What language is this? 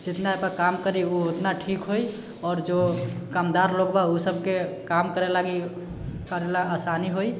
Maithili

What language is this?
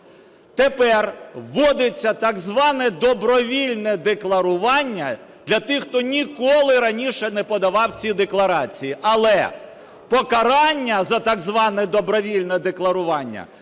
Ukrainian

